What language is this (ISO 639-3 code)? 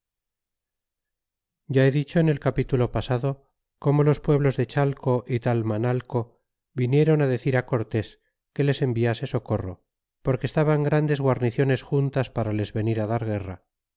spa